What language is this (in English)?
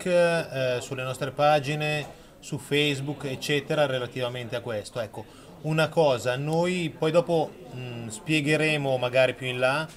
Italian